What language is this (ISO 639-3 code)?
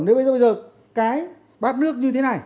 vie